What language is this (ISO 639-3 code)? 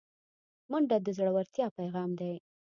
pus